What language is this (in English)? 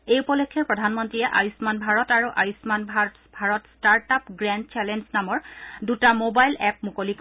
Assamese